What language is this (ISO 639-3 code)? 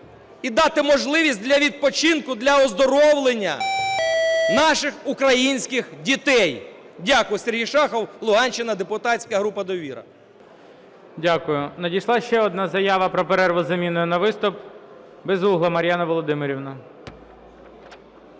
ukr